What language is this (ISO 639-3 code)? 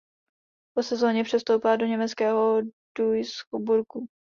ces